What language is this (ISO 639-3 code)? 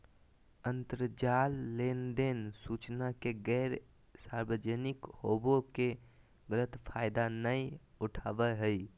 mag